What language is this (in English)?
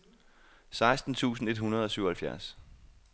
Danish